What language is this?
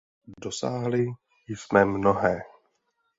Czech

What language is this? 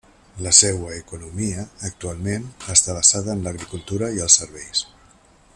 Catalan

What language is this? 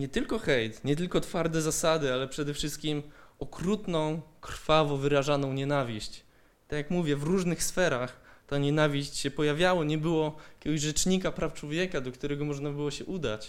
Polish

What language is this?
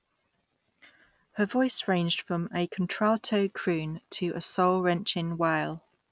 English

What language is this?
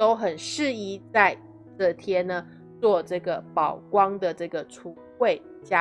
Chinese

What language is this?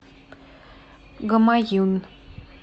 Russian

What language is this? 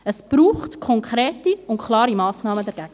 Swiss German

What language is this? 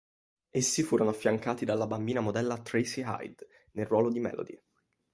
Italian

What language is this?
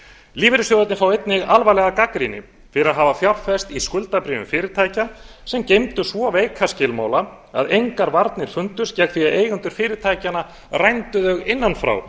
Icelandic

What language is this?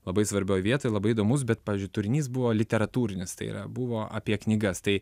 Lithuanian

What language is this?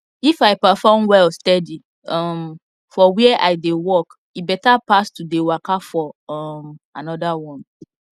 Nigerian Pidgin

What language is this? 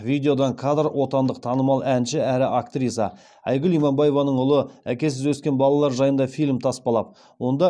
Kazakh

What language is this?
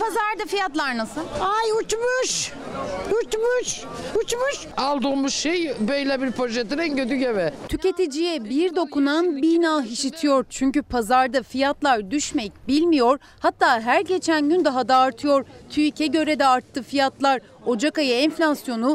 Turkish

